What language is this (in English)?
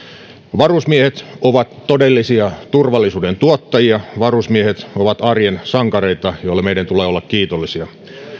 Finnish